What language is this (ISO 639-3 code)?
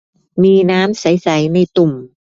tha